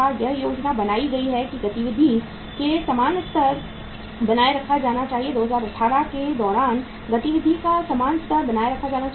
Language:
Hindi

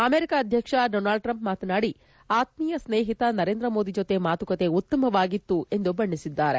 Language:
Kannada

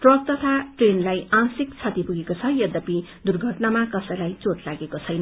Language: Nepali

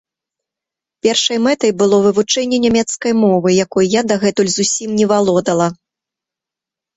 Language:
Belarusian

